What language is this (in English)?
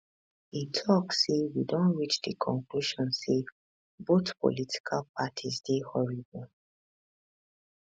Nigerian Pidgin